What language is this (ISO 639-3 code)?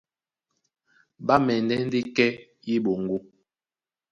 dua